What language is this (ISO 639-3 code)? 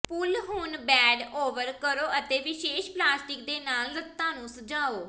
pan